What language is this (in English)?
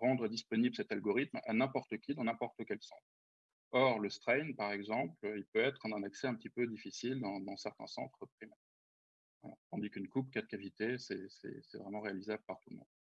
French